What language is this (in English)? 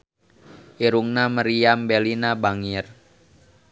Sundanese